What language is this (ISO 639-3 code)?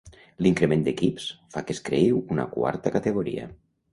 cat